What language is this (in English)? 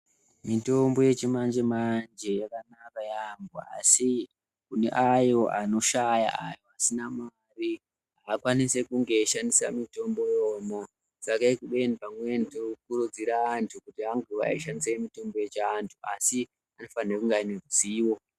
Ndau